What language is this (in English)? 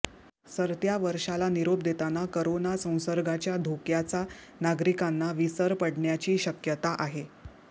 Marathi